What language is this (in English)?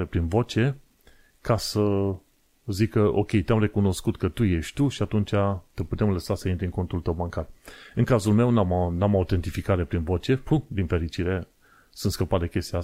Romanian